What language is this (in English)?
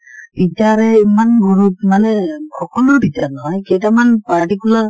Assamese